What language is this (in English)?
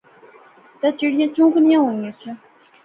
Pahari-Potwari